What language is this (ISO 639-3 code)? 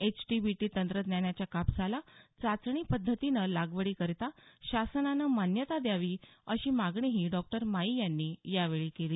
mar